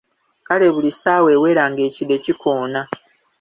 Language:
Ganda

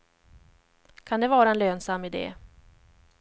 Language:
Swedish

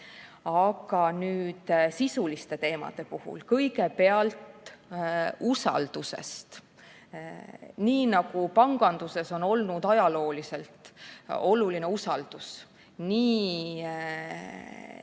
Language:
Estonian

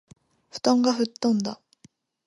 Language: Japanese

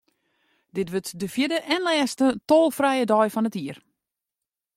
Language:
Western Frisian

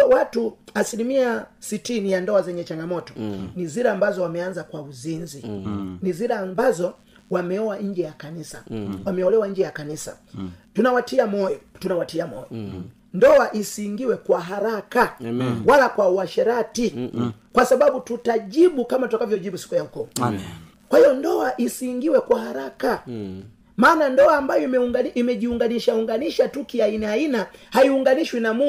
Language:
Swahili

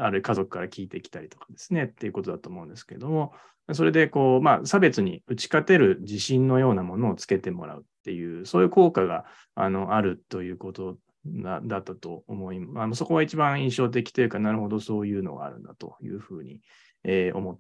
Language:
Japanese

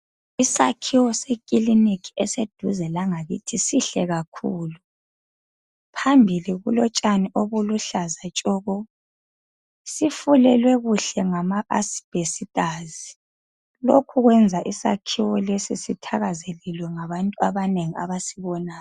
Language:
North Ndebele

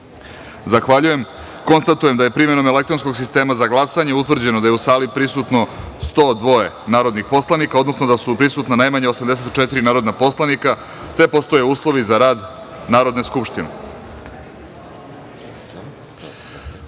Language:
Serbian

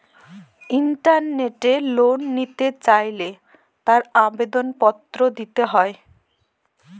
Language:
Bangla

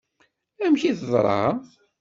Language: Kabyle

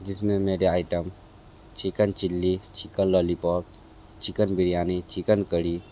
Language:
Hindi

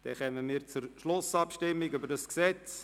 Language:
Swiss German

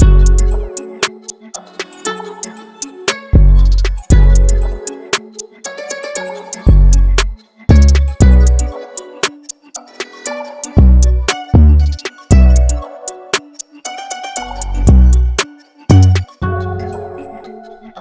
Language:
English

